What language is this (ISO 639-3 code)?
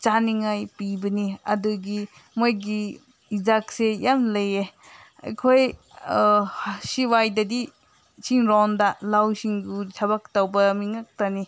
mni